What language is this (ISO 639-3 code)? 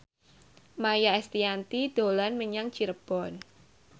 jav